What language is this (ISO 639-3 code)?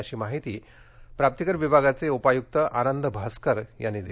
mar